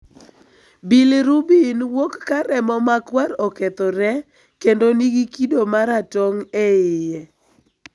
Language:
Luo (Kenya and Tanzania)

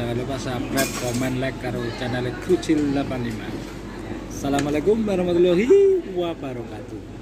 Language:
Indonesian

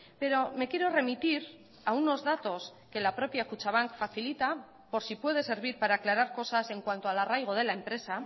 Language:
Spanish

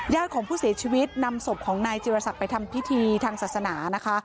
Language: Thai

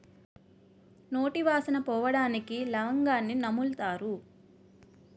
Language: Telugu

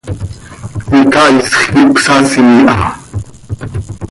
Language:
Seri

